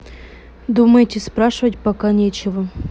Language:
Russian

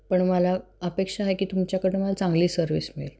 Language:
Marathi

